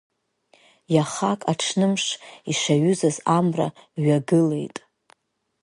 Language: Abkhazian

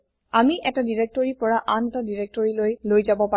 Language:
Assamese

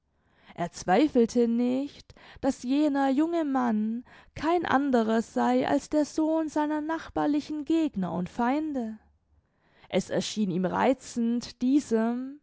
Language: German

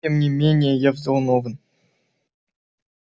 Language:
Russian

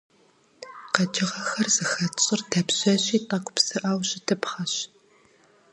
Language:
Kabardian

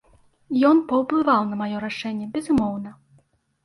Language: Belarusian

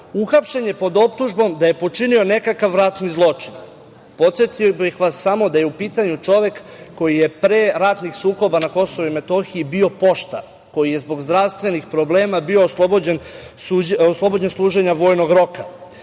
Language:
Serbian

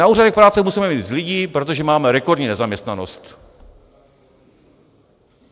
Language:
Czech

